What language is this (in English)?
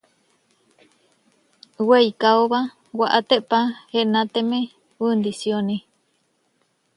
Huarijio